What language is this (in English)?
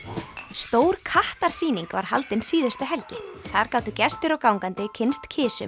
Icelandic